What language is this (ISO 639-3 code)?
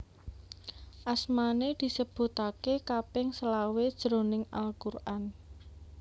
jav